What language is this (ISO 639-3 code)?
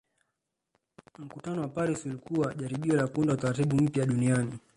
swa